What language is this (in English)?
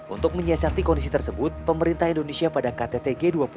Indonesian